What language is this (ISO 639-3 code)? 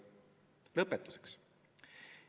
est